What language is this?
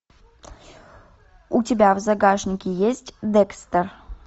Russian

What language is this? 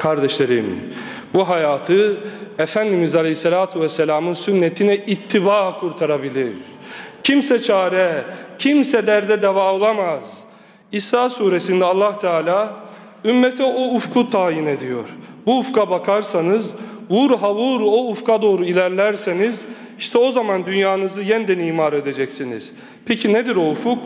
Turkish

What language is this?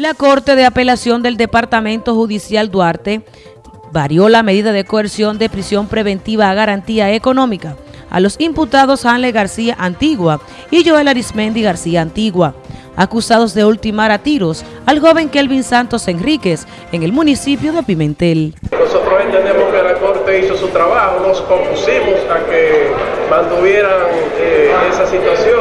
Spanish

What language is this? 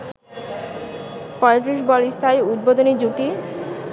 Bangla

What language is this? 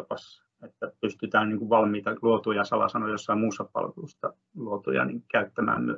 Finnish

